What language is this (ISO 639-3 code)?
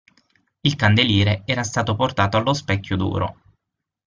ita